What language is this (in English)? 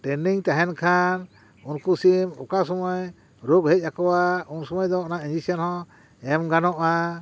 Santali